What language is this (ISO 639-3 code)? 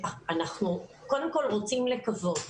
heb